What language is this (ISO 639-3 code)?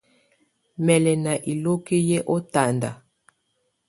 tvu